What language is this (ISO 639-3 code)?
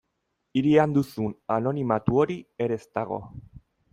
eus